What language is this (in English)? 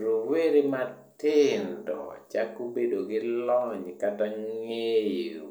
Luo (Kenya and Tanzania)